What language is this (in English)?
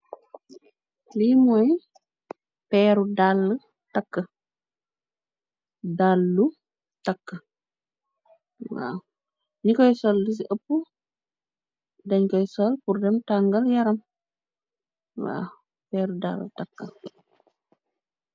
Wolof